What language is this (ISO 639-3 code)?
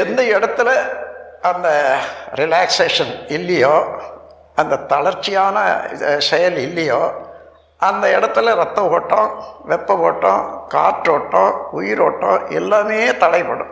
tam